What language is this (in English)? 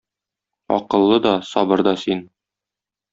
Tatar